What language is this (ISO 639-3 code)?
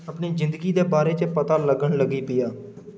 doi